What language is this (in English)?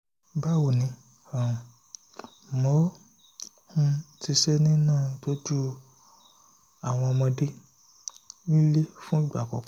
Yoruba